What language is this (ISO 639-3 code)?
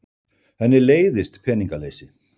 isl